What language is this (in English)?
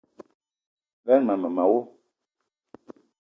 Eton (Cameroon)